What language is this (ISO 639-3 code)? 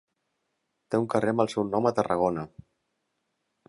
cat